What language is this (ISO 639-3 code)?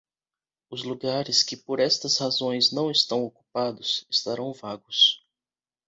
por